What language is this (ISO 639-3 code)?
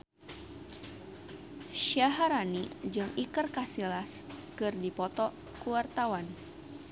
sun